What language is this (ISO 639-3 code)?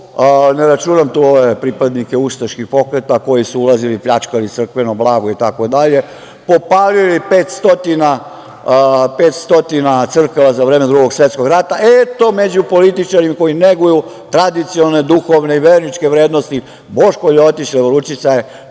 srp